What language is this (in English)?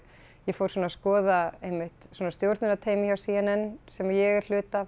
Icelandic